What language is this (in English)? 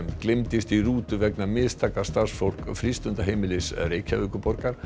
Icelandic